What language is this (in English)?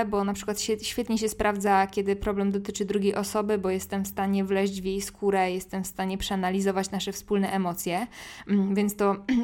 Polish